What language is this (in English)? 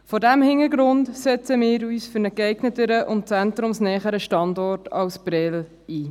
Swiss German